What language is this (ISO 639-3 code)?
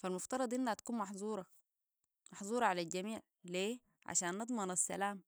apd